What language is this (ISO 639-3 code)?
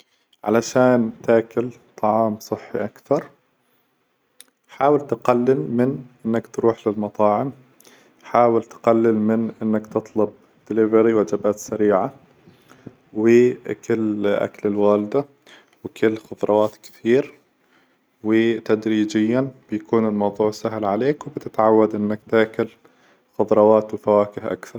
acw